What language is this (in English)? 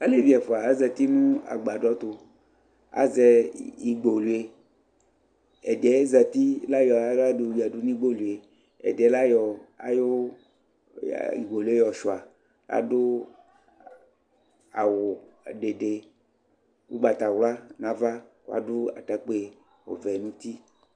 Ikposo